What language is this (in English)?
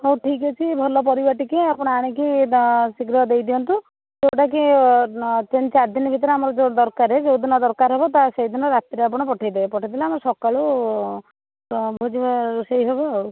Odia